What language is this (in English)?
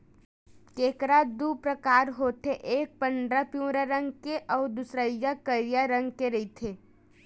Chhattisgarhi